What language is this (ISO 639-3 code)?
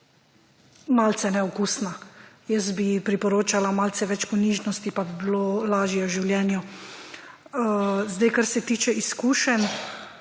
slv